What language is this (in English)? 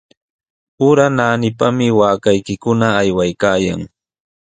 Sihuas Ancash Quechua